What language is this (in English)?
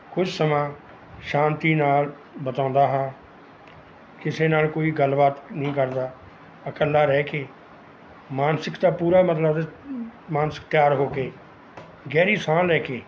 Punjabi